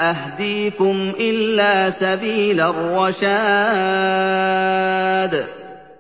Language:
Arabic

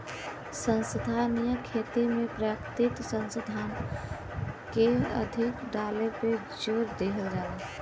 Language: Bhojpuri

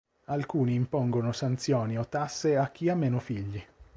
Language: Italian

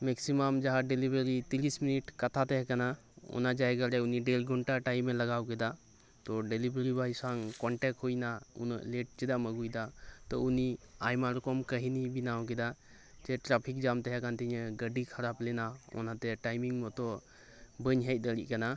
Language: Santali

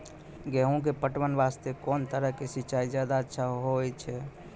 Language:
Maithili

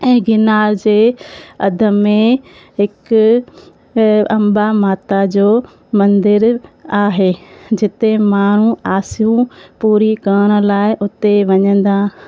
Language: Sindhi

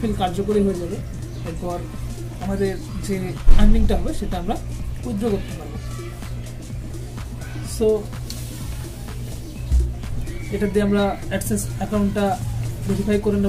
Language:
Arabic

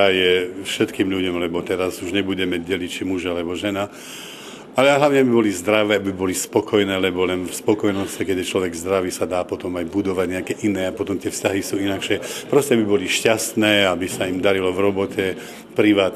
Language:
Slovak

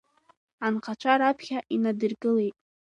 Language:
Abkhazian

